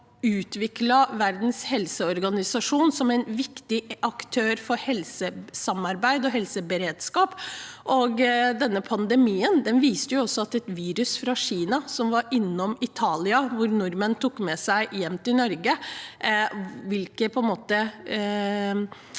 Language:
Norwegian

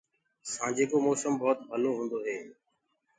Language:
Gurgula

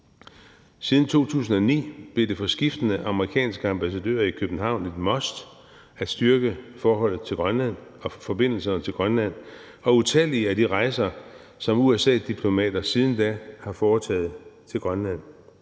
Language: Danish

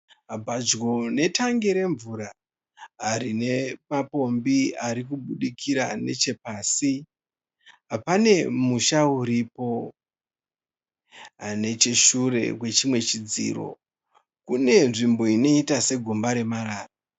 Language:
Shona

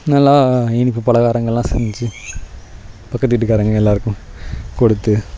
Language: Tamil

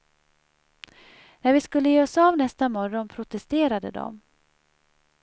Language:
Swedish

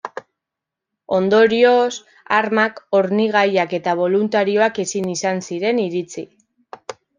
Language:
Basque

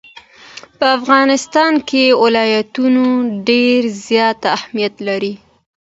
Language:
Pashto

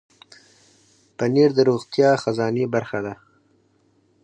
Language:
Pashto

